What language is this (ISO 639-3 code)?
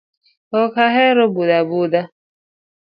luo